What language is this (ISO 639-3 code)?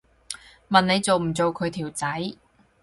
yue